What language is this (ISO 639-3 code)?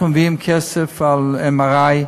heb